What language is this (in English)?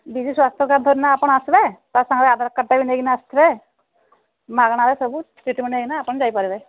Odia